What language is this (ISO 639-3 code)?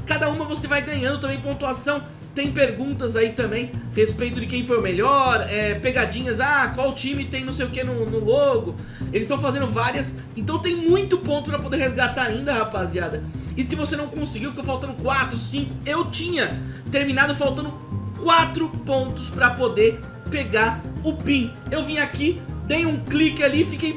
por